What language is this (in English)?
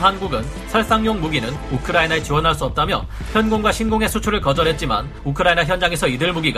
Korean